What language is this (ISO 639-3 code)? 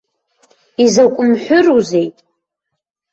abk